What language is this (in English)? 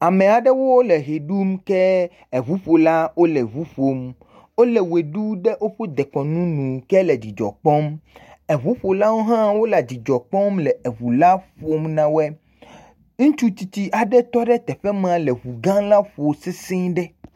Ewe